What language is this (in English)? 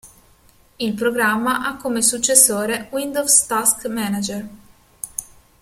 Italian